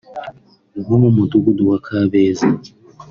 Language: Kinyarwanda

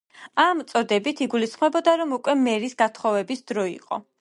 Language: Georgian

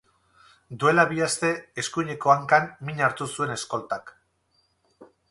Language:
Basque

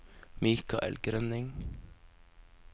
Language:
Norwegian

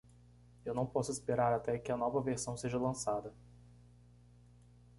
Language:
Portuguese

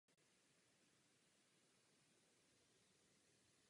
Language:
Czech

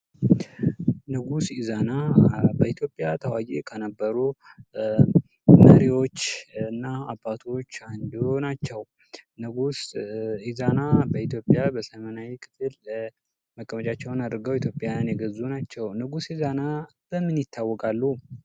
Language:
Amharic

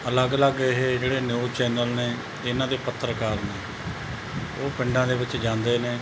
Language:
Punjabi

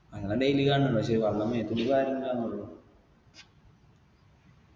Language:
Malayalam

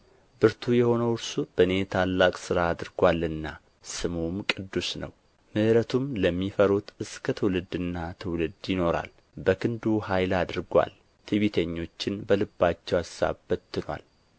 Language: Amharic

